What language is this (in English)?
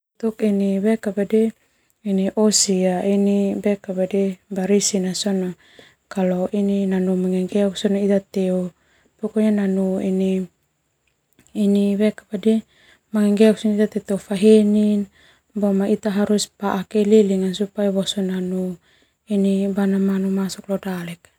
Termanu